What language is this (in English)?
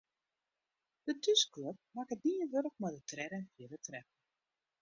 Western Frisian